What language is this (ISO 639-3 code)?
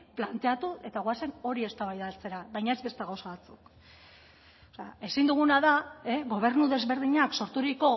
eus